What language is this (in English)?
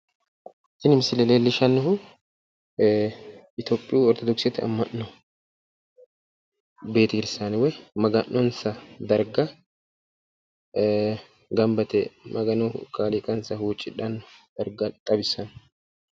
Sidamo